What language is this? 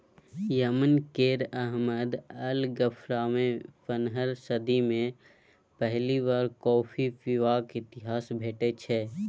Maithili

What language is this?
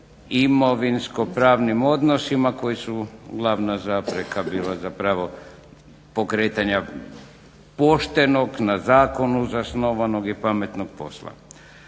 Croatian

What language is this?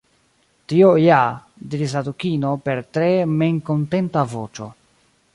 Esperanto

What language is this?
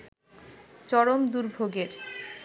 Bangla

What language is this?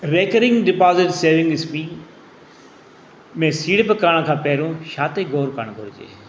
Sindhi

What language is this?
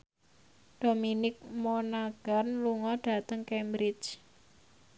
Javanese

